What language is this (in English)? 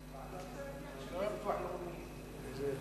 Hebrew